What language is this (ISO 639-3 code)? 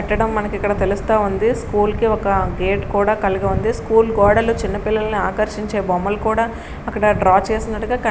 tel